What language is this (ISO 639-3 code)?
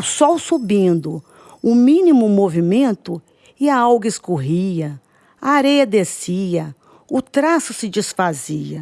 por